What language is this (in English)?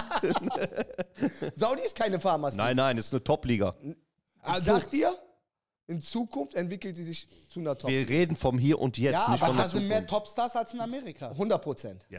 German